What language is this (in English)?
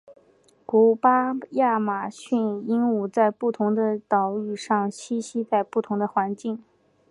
Chinese